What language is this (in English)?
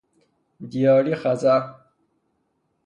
Persian